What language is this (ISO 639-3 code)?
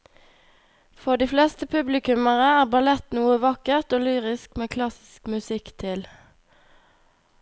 nor